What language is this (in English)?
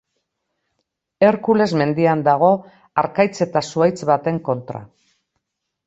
Basque